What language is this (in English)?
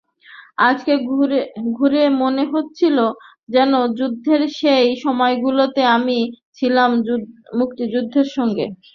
Bangla